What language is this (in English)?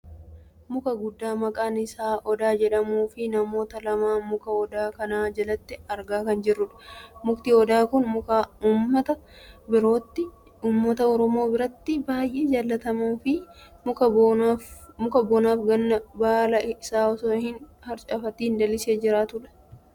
Oromo